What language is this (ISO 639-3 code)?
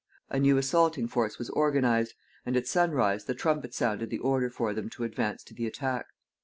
eng